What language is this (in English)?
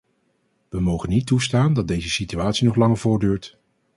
Dutch